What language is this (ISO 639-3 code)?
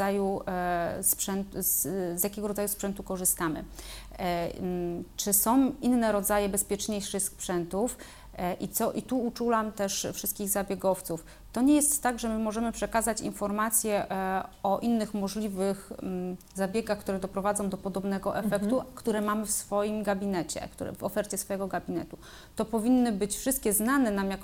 pol